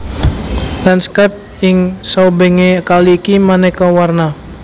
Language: Javanese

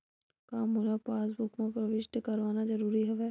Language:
Chhattisgarhi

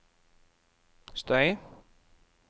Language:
Norwegian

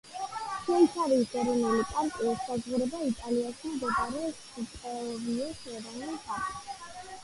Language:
Georgian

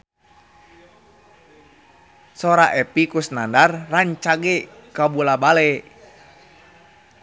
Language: Sundanese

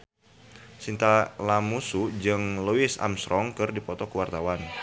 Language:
Sundanese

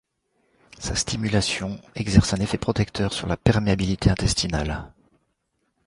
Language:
French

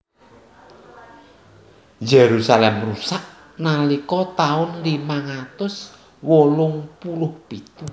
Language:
Javanese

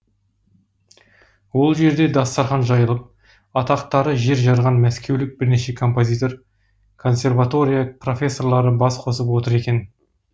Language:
Kazakh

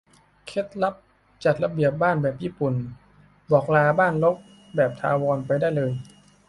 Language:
Thai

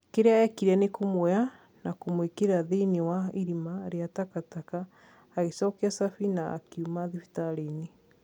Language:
Kikuyu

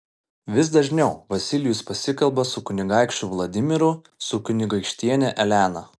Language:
Lithuanian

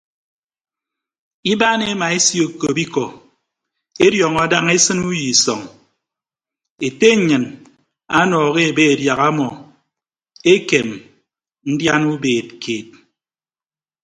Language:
Ibibio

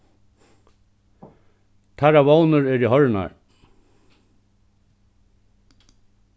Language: Faroese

